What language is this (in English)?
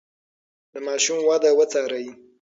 Pashto